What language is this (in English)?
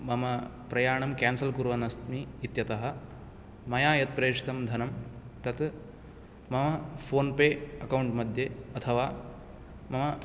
Sanskrit